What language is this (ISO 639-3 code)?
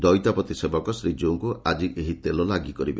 ori